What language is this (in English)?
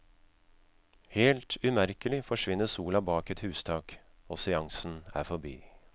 Norwegian